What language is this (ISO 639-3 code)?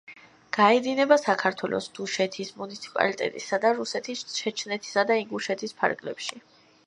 kat